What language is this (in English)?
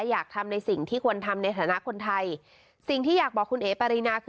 Thai